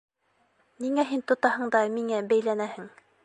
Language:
Bashkir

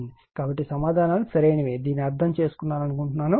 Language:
Telugu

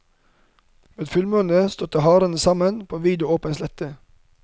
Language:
Norwegian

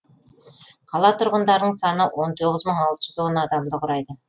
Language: Kazakh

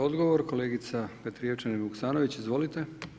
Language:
Croatian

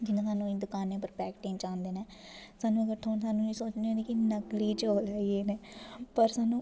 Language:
Dogri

